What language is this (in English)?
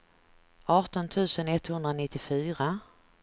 Swedish